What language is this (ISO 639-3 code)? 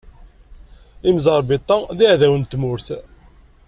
kab